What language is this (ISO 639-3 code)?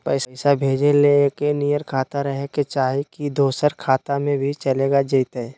mag